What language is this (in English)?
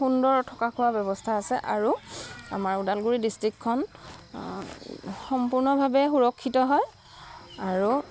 Assamese